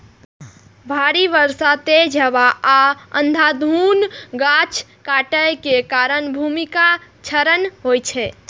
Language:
Maithili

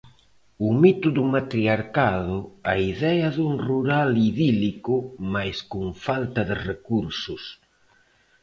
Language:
Galician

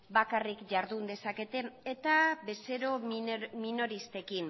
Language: Basque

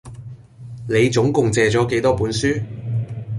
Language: Cantonese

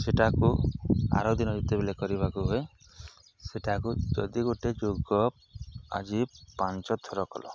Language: Odia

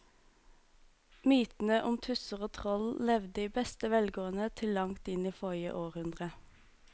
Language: Norwegian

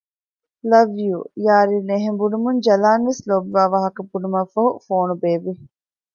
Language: Divehi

